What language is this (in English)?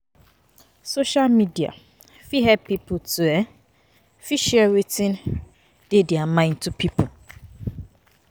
Nigerian Pidgin